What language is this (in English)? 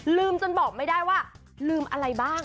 Thai